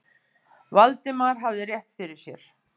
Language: Icelandic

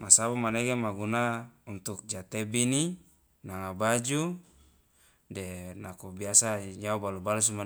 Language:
Loloda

